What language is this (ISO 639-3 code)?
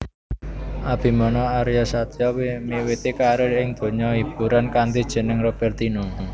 jav